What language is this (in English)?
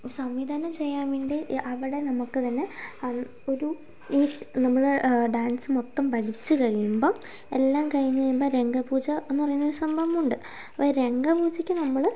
Malayalam